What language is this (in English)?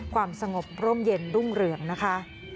Thai